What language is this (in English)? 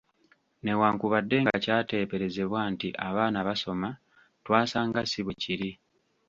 Ganda